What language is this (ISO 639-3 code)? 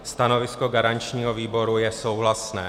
ces